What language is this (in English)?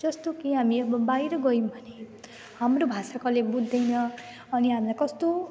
Nepali